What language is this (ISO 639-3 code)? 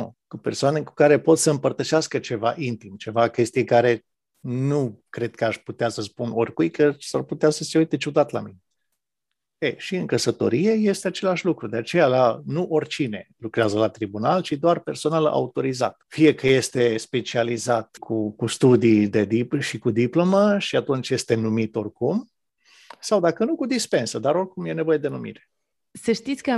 ron